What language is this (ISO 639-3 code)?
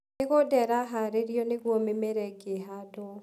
kik